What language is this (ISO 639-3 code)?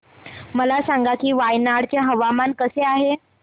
mar